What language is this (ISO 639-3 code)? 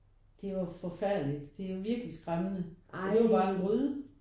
dan